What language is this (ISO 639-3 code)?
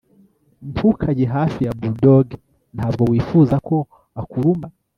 kin